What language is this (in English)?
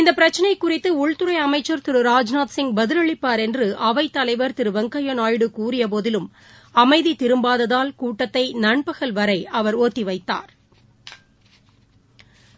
Tamil